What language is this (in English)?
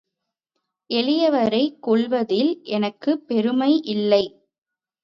Tamil